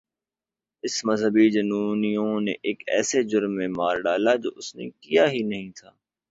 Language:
Urdu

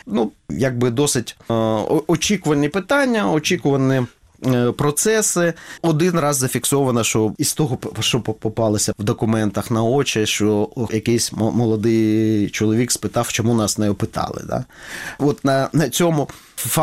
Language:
Ukrainian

